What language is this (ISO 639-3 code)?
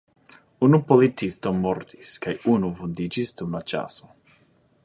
epo